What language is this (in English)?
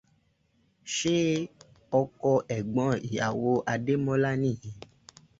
Yoruba